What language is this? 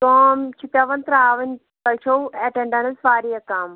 Kashmiri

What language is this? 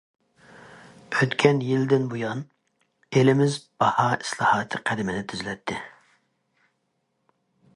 Uyghur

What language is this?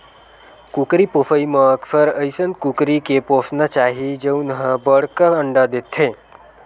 Chhattisgarhi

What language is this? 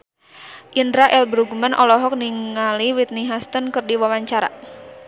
Sundanese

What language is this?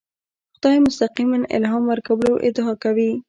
Pashto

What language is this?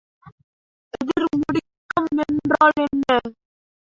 Tamil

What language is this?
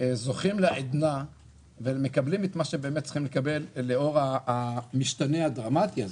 Hebrew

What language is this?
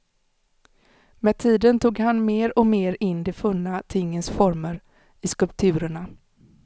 Swedish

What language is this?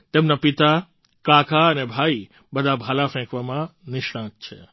Gujarati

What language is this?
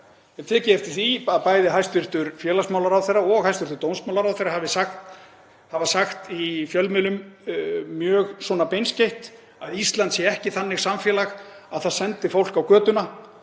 Icelandic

